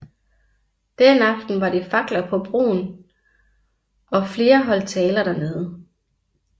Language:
Danish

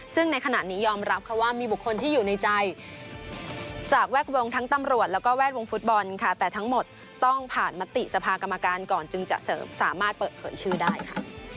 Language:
Thai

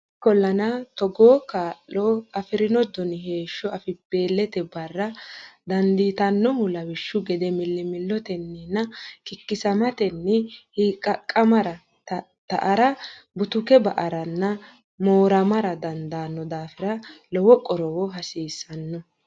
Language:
Sidamo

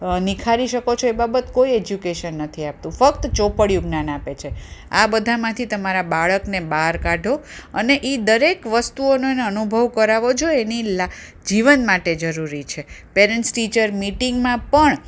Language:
Gujarati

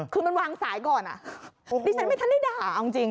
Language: Thai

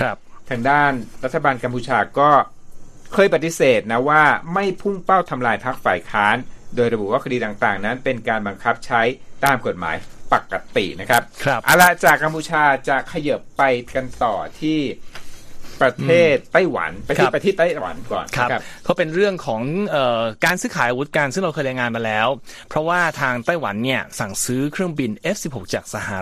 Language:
Thai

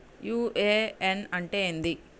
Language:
Telugu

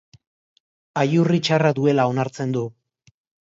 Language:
Basque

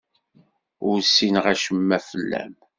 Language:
Kabyle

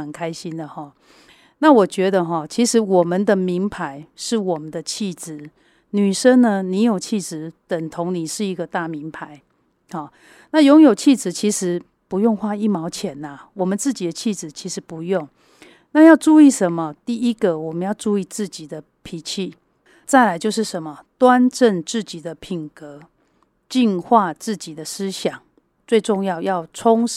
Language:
Chinese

